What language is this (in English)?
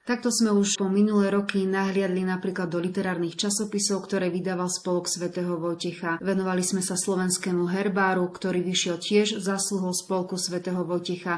Slovak